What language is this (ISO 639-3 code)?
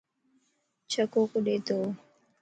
lss